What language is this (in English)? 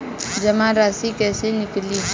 Bhojpuri